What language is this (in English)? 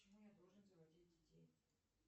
Russian